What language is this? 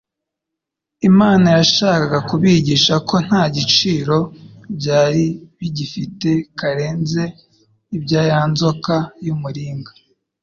Kinyarwanda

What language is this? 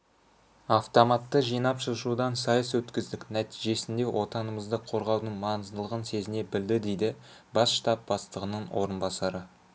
Kazakh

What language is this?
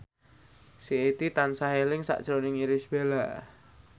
Javanese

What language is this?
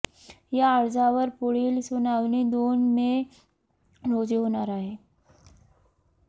Marathi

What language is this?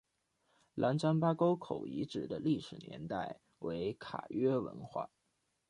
Chinese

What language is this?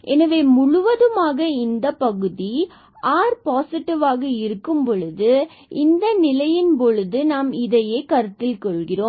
Tamil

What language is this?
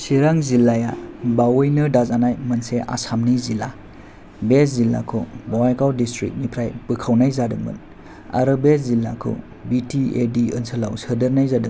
Bodo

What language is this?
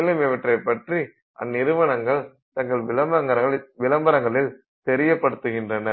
Tamil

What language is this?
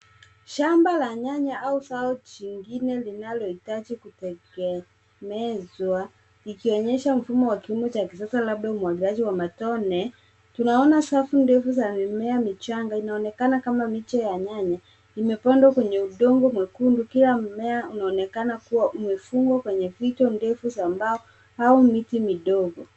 Swahili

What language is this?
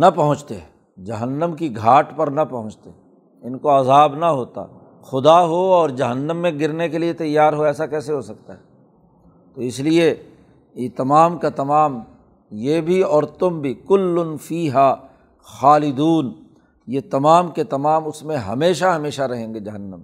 Urdu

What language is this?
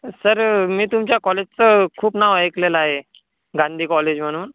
Marathi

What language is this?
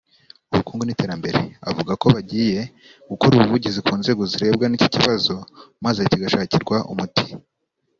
Kinyarwanda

